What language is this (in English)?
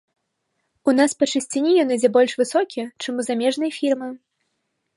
Belarusian